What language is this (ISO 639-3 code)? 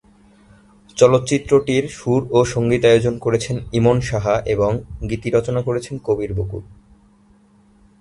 ben